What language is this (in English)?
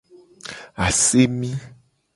Gen